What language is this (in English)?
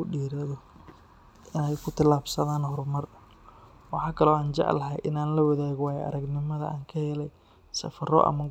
Somali